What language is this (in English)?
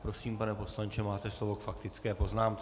Czech